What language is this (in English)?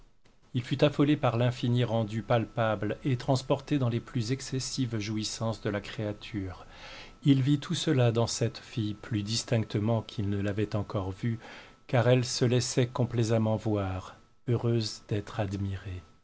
French